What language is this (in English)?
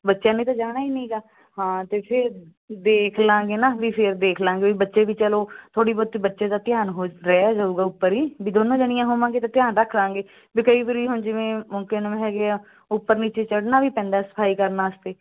Punjabi